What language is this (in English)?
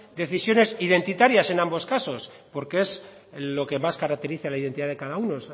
Spanish